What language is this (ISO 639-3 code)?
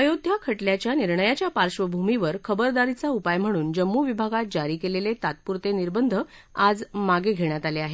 mar